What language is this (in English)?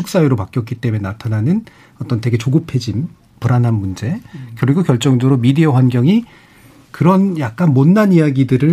Korean